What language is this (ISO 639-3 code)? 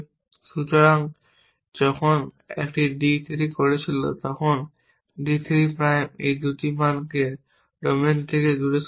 ben